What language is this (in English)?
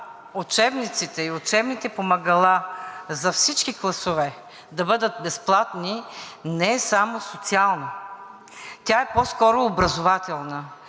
Bulgarian